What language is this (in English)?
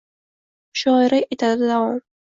Uzbek